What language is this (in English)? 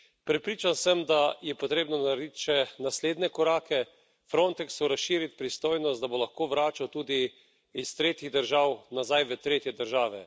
Slovenian